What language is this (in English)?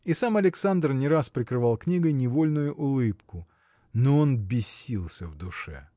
Russian